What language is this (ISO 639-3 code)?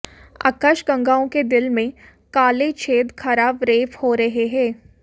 hin